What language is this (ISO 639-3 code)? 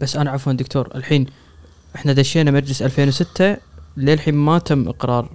ara